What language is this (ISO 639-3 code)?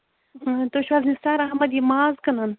kas